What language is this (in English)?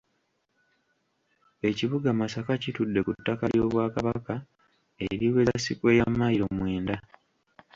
Ganda